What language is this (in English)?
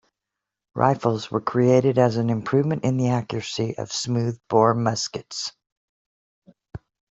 English